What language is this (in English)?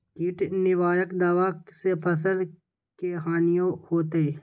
Magahi